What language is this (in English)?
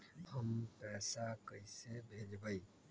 Magahi